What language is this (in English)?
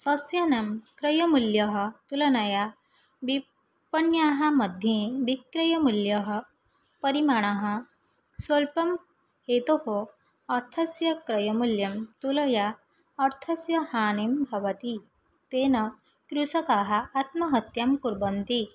Sanskrit